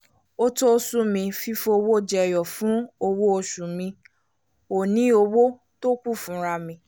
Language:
Yoruba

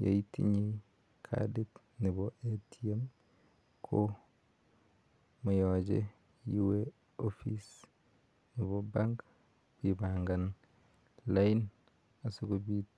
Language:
Kalenjin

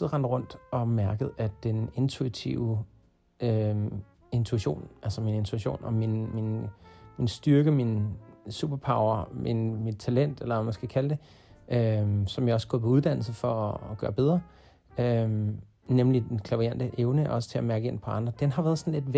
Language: Danish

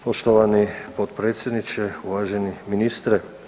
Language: Croatian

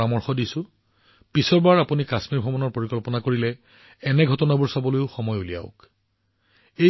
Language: Assamese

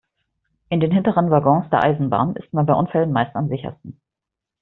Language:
German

